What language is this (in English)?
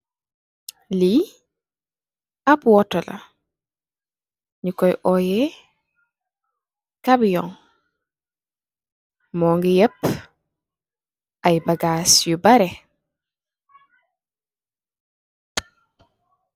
Wolof